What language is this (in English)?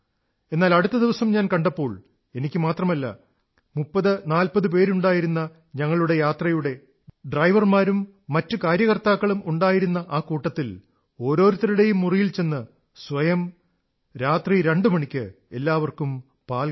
Malayalam